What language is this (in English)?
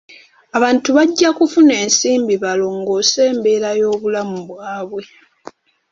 Ganda